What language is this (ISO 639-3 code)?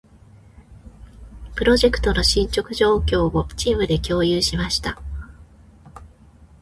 jpn